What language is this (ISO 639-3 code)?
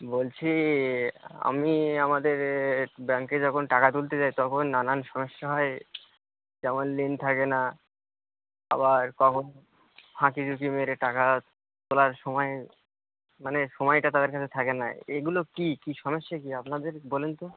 ben